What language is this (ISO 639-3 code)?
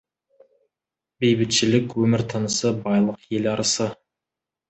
kaz